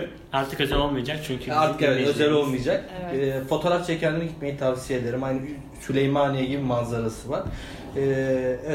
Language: Turkish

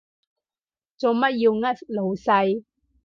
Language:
Cantonese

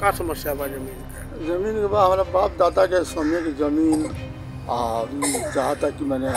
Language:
Romanian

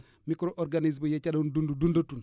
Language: Wolof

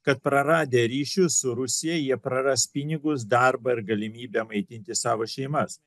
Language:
Lithuanian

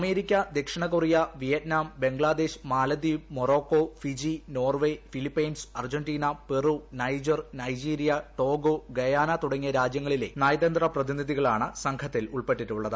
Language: Malayalam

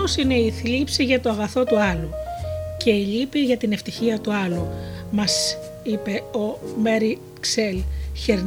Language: Greek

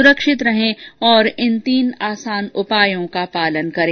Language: Hindi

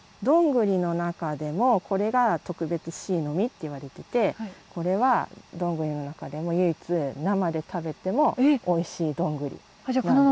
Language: Japanese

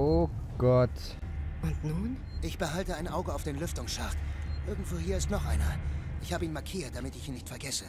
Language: German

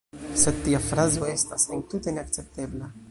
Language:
Esperanto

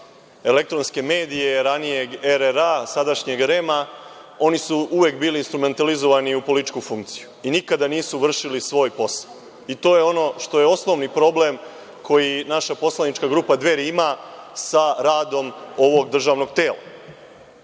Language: Serbian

